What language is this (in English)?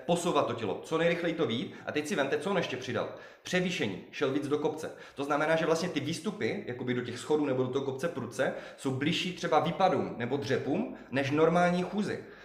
Czech